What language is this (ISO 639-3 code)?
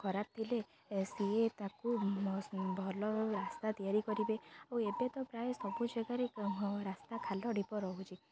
ori